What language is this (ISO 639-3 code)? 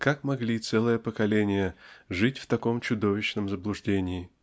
rus